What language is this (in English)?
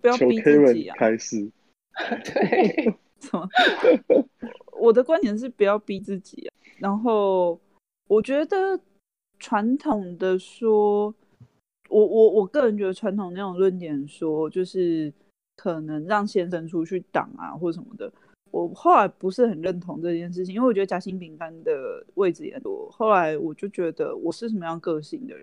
Chinese